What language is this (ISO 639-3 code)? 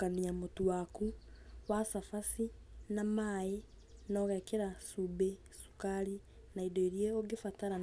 kik